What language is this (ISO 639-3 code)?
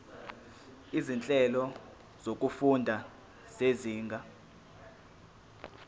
zul